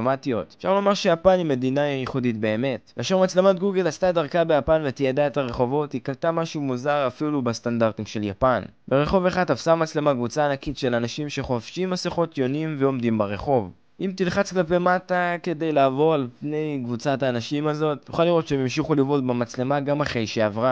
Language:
Hebrew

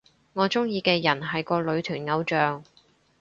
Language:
Cantonese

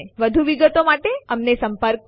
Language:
Gujarati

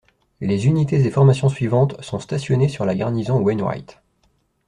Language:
French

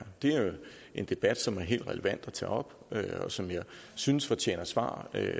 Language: Danish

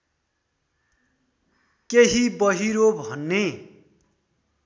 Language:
Nepali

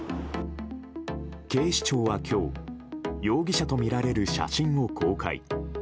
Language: Japanese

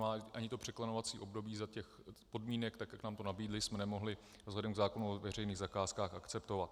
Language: Czech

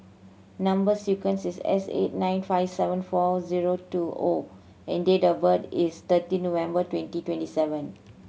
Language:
English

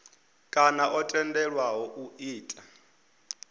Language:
Venda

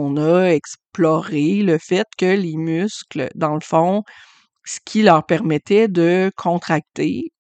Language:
French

